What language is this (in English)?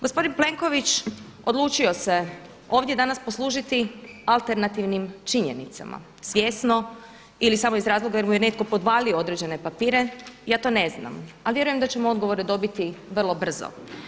Croatian